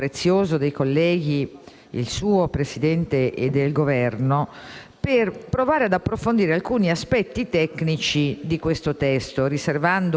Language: Italian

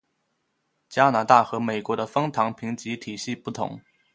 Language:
Chinese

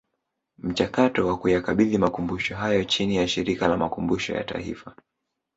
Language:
Swahili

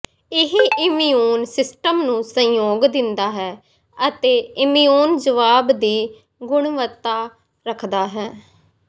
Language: Punjabi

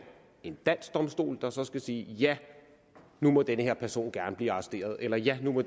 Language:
Danish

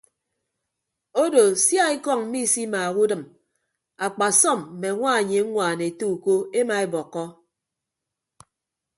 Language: Ibibio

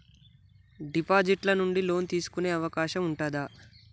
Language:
Telugu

